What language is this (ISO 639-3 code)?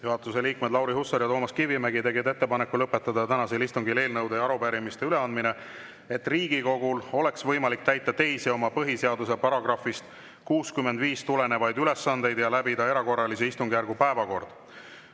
est